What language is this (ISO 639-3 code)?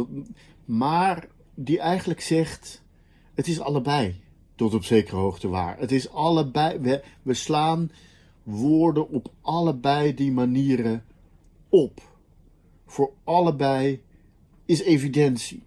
nld